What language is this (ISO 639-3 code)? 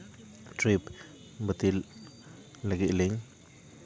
sat